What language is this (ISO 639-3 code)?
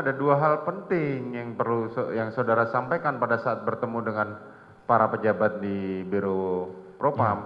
ind